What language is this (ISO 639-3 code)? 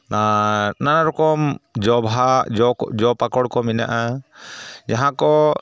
sat